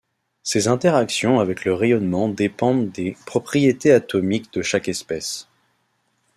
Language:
French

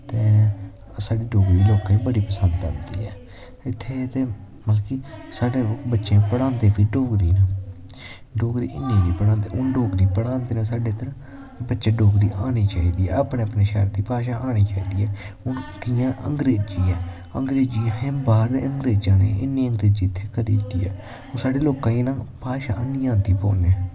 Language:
Dogri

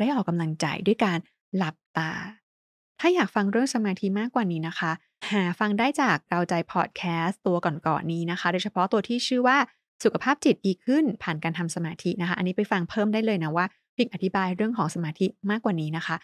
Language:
Thai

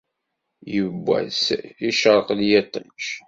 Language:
Kabyle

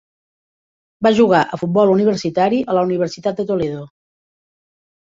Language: Catalan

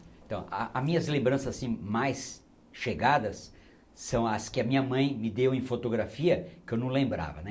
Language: Portuguese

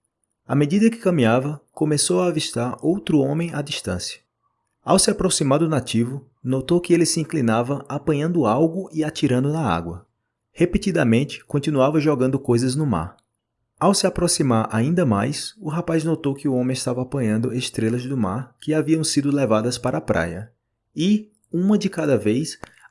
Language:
Portuguese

